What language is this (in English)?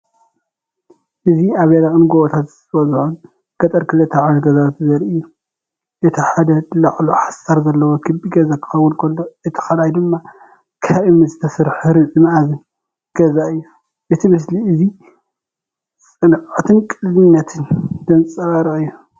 Tigrinya